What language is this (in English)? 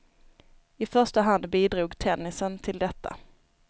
Swedish